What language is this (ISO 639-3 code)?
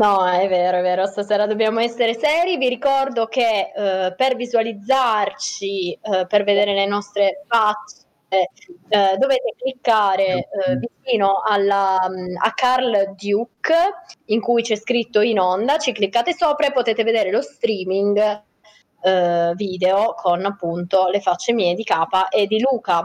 ita